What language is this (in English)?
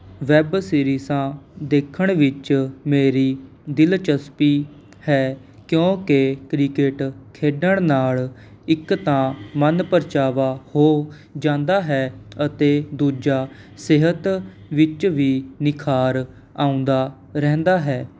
Punjabi